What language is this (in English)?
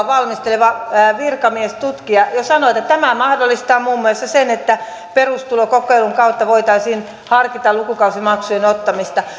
Finnish